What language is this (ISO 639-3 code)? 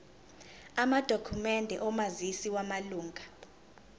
zul